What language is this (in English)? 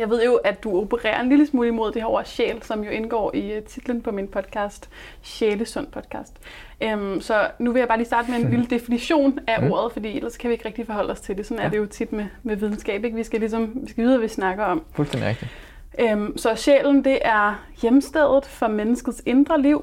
Danish